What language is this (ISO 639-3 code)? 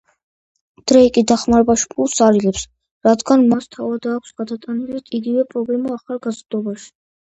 kat